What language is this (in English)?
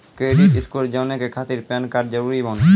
Maithili